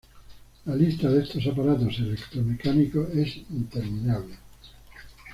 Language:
Spanish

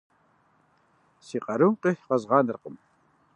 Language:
Kabardian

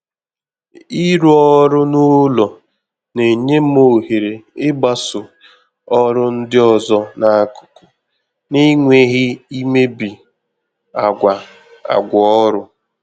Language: Igbo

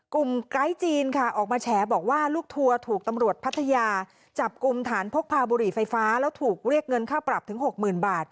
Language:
Thai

